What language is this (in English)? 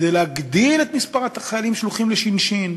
Hebrew